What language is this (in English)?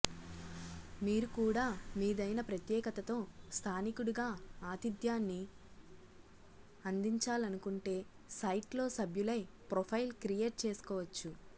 Telugu